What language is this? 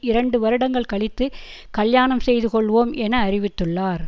Tamil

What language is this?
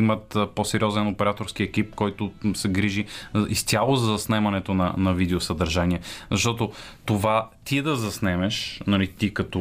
Bulgarian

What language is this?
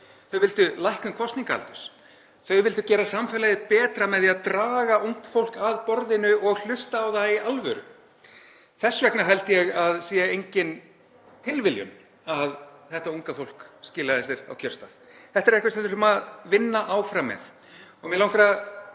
Icelandic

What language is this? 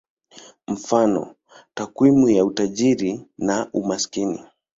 Swahili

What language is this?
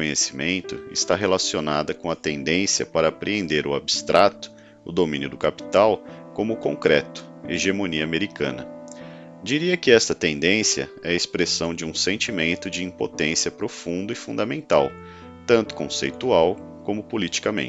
Portuguese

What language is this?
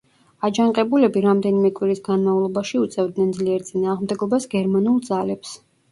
Georgian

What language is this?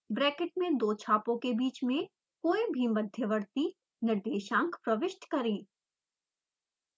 Hindi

